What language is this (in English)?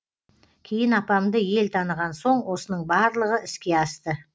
Kazakh